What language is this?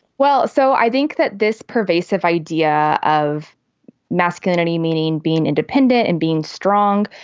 English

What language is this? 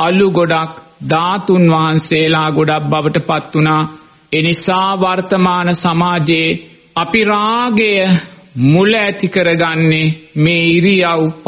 Romanian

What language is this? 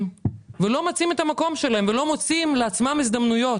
Hebrew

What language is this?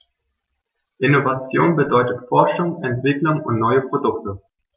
German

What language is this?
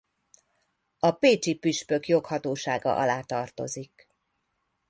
Hungarian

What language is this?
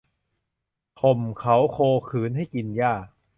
Thai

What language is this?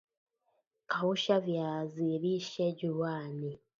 Swahili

